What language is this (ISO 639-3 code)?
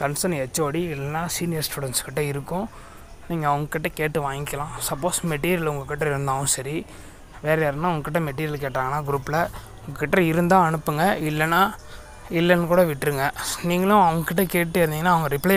ron